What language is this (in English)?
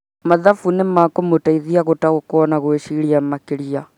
Kikuyu